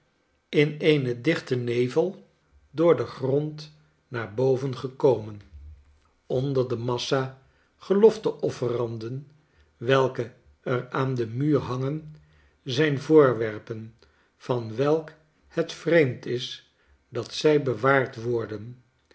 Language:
Dutch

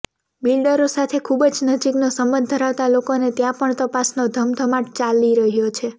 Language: Gujarati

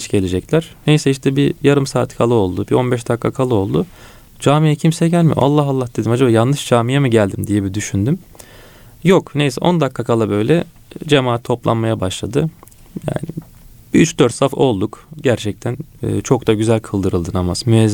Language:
Turkish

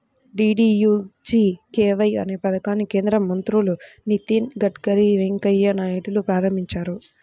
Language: Telugu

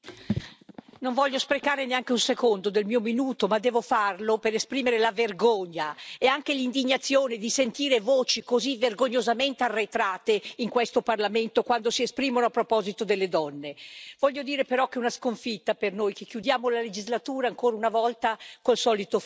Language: Italian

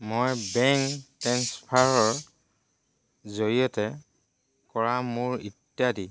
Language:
Assamese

